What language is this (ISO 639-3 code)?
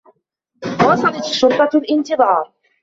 ara